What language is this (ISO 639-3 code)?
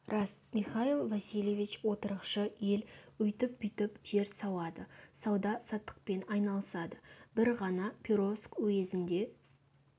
kaz